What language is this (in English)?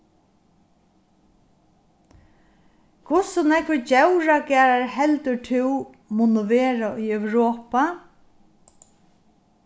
Faroese